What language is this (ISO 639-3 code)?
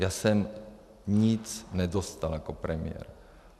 ces